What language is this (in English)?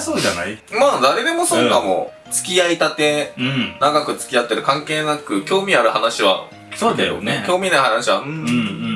Japanese